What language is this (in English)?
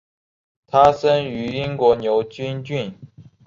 Chinese